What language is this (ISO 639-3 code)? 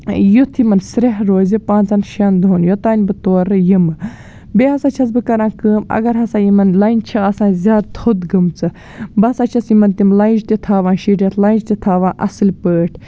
kas